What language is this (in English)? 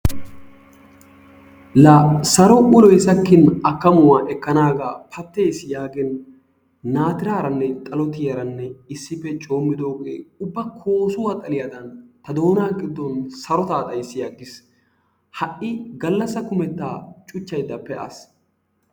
Wolaytta